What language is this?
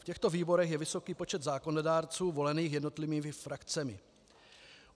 Czech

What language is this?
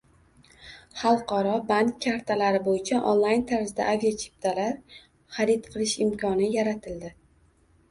Uzbek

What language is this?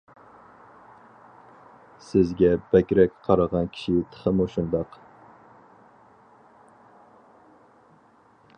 Uyghur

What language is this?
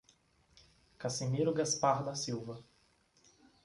Portuguese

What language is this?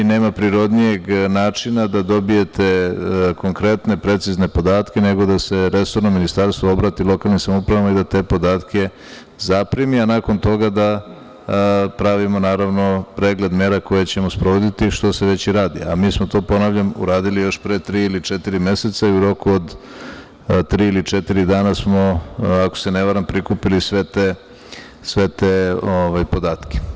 Serbian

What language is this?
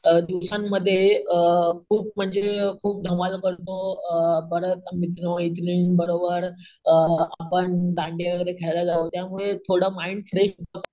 Marathi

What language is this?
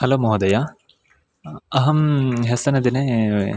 Sanskrit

